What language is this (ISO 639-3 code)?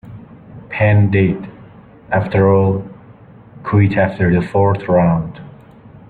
eng